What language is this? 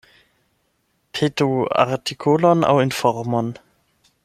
Esperanto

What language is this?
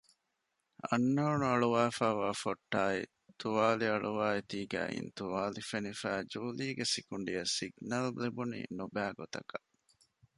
Divehi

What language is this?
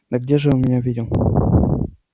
Russian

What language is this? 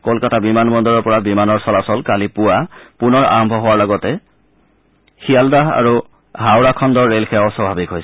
Assamese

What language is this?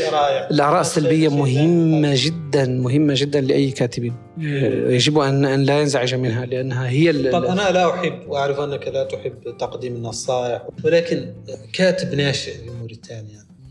Arabic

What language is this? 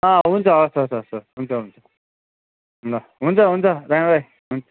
Nepali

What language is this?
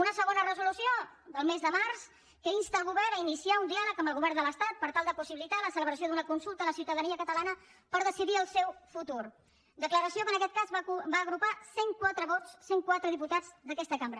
Catalan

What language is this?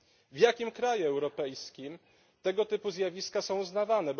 Polish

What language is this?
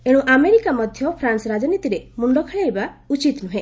Odia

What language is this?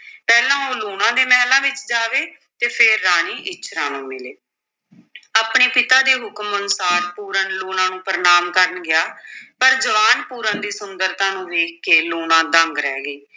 Punjabi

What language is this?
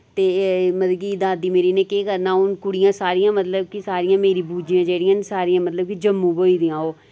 Dogri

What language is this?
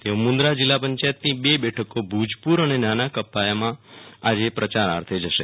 Gujarati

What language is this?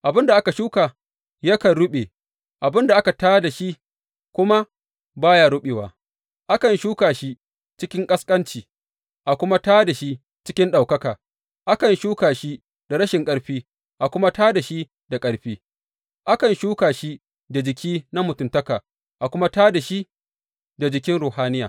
Hausa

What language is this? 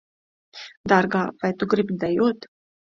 Latvian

